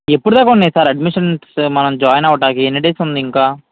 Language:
Telugu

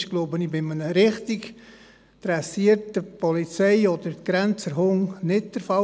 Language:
Swiss German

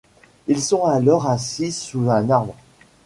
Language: French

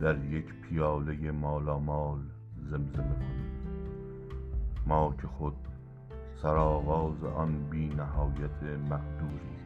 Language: Persian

